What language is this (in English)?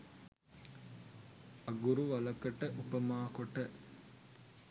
Sinhala